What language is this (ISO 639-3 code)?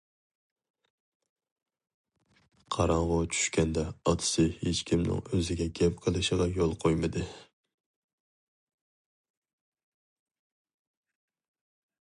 uig